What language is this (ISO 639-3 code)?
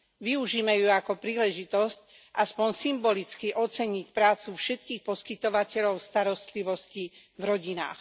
slk